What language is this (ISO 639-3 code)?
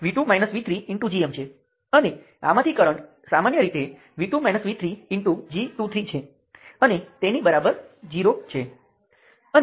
guj